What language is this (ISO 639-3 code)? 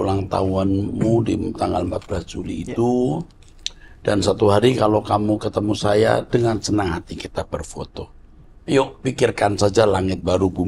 ind